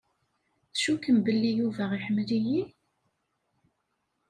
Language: Kabyle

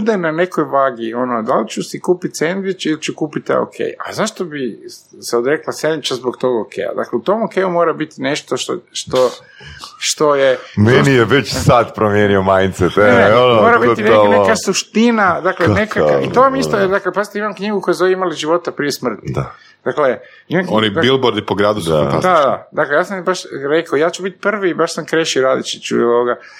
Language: Croatian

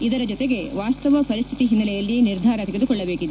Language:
Kannada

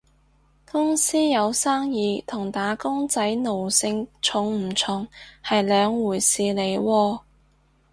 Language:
Cantonese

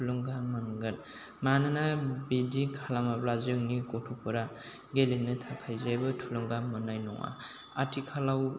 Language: Bodo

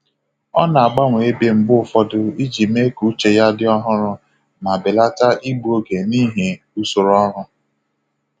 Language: Igbo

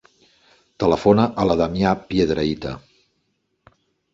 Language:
Catalan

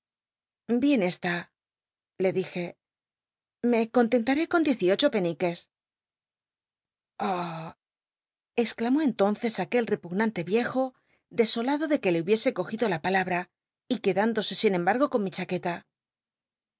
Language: Spanish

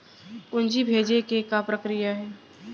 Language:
Chhattisgarhi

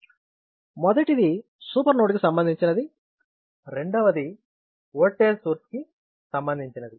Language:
Telugu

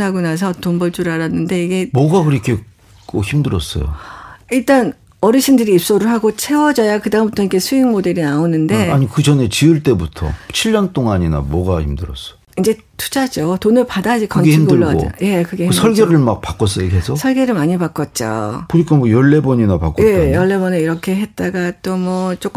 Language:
Korean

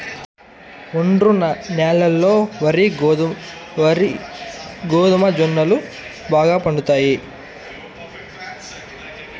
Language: Telugu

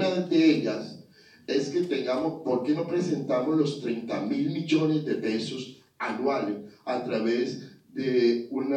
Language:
Spanish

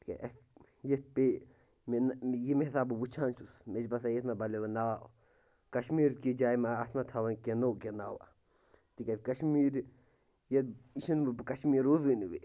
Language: Kashmiri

